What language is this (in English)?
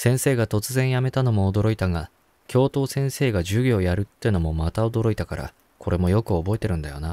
Japanese